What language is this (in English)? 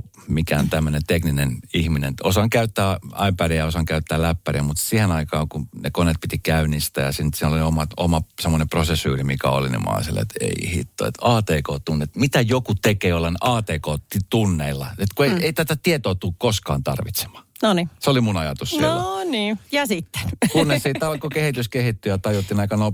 Finnish